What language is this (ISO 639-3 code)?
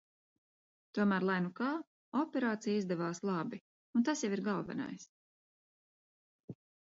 lav